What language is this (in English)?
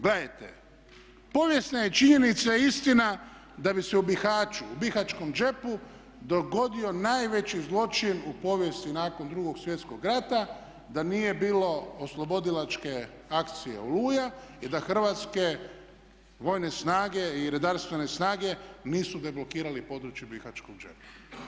Croatian